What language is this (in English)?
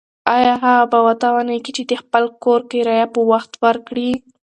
Pashto